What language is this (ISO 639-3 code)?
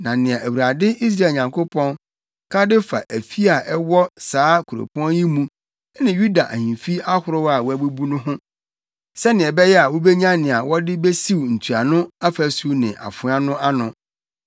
aka